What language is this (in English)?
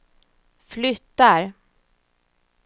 Swedish